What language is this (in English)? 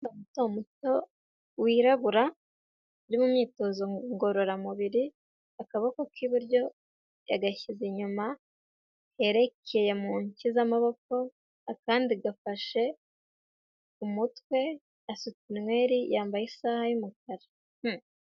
Kinyarwanda